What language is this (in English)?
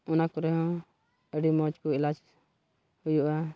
Santali